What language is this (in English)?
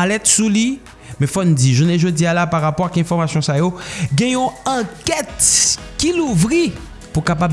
French